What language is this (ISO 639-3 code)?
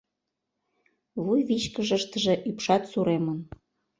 chm